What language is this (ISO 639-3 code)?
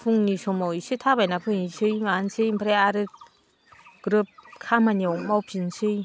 brx